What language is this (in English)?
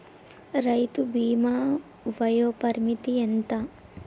Telugu